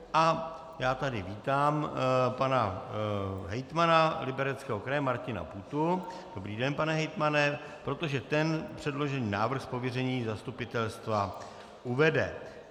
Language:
Czech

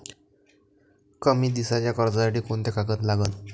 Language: Marathi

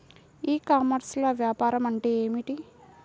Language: Telugu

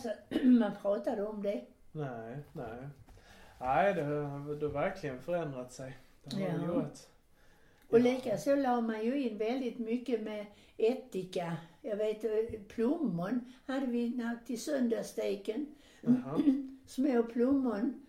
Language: Swedish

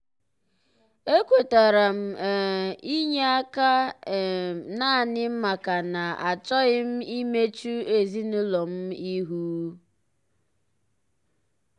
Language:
Igbo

